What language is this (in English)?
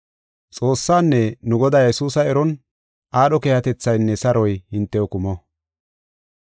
Gofa